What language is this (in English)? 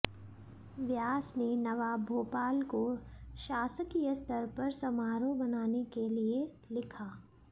Hindi